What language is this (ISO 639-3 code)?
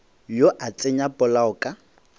nso